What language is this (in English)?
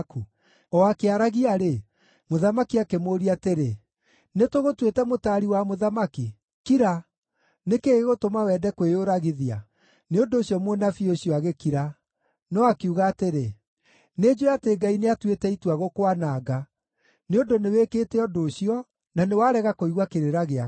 Kikuyu